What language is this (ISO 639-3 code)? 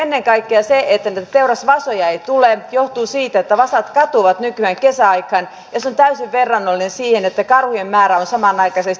fin